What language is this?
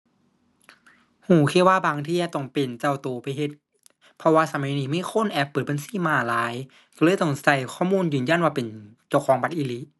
Thai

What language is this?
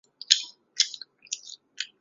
Chinese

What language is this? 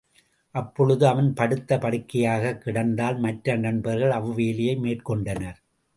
Tamil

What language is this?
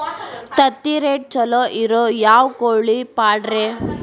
Kannada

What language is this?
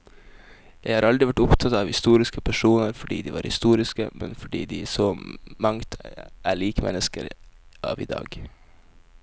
Norwegian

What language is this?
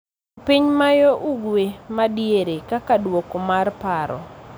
Luo (Kenya and Tanzania)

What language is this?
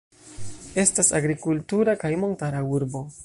Esperanto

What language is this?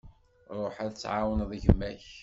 Kabyle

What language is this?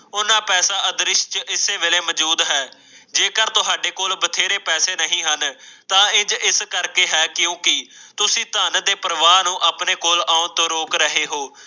Punjabi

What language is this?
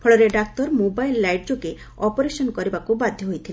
Odia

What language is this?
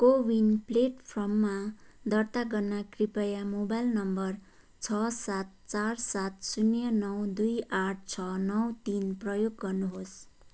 Nepali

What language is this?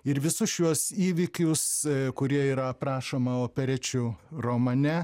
Lithuanian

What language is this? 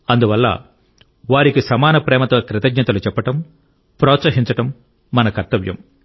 Telugu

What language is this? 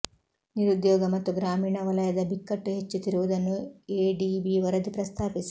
Kannada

